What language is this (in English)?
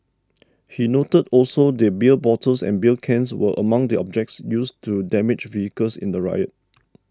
English